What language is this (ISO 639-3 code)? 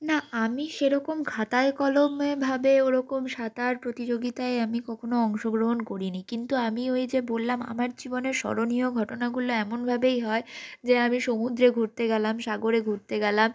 ben